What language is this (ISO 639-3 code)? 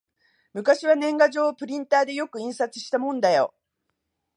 jpn